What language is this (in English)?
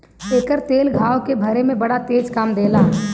Bhojpuri